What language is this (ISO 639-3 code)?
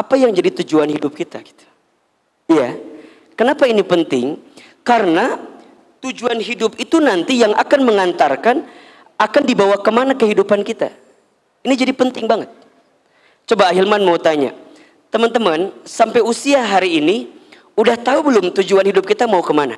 ind